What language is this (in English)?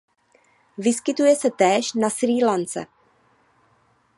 Czech